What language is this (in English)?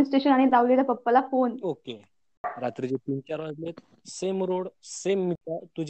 Marathi